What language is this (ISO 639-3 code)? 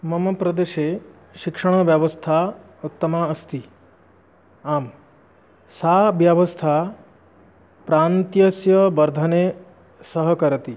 san